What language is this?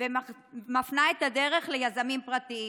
Hebrew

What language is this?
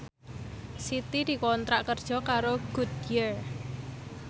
Javanese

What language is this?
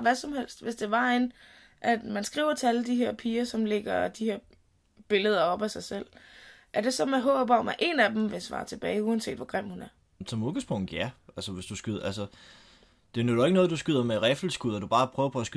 Danish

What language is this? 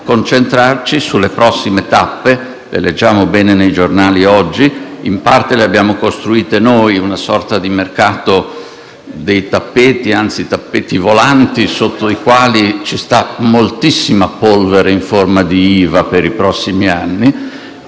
Italian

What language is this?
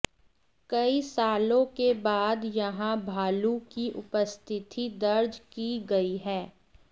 Hindi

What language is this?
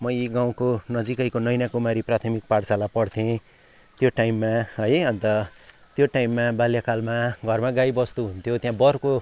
Nepali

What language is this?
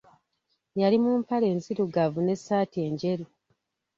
Ganda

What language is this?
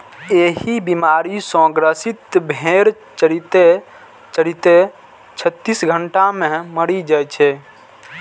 Maithili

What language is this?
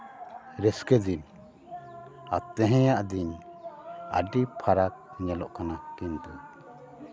Santali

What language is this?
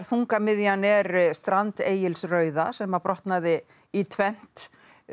Icelandic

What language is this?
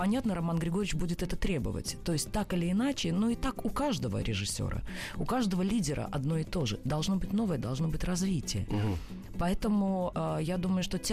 Russian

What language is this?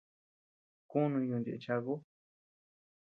Tepeuxila Cuicatec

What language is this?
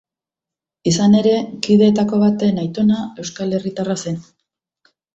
Basque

